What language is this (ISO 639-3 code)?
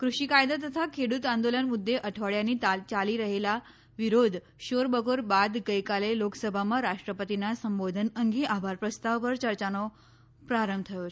guj